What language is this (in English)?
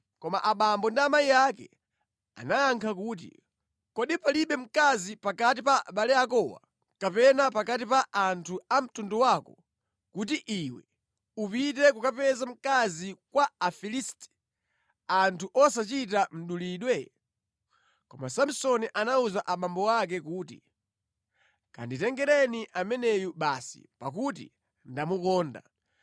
Nyanja